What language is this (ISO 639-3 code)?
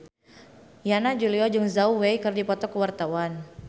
sun